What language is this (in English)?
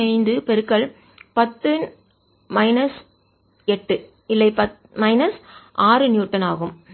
Tamil